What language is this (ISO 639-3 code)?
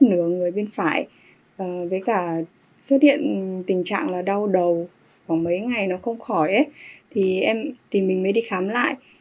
vie